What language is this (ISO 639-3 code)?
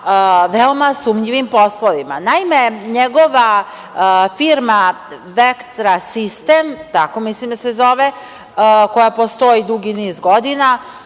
srp